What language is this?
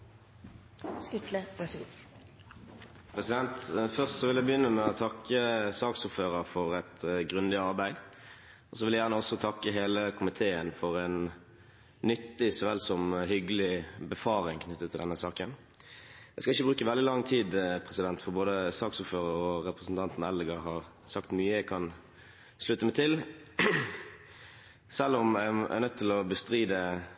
Norwegian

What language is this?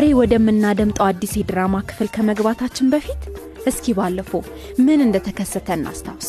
Amharic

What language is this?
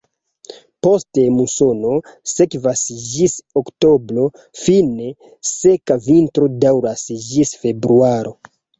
Esperanto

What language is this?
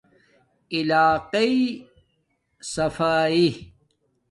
Domaaki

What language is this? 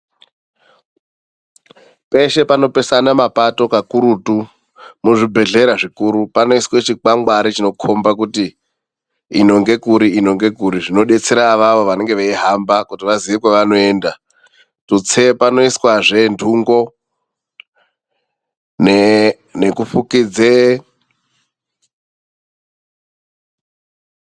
Ndau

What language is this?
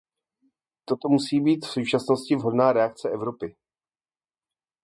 Czech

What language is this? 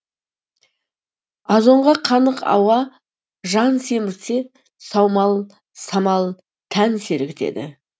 Kazakh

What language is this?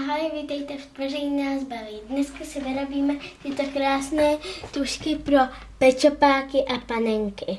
Czech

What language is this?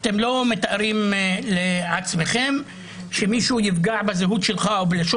Hebrew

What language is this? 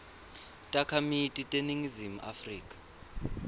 Swati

